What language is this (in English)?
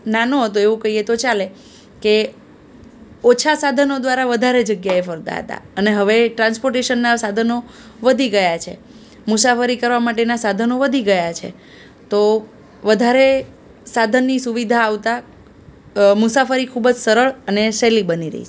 Gujarati